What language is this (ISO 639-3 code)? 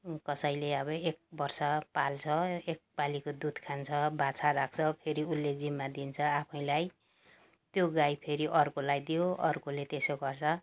nep